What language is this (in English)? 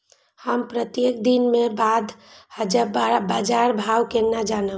Maithili